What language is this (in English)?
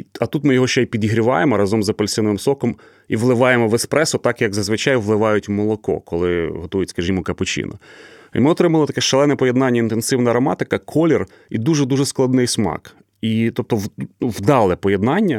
Ukrainian